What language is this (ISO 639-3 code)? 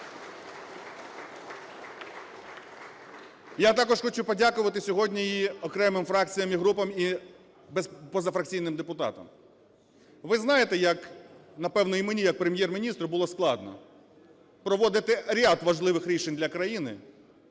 ukr